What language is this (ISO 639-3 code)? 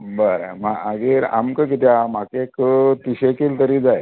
kok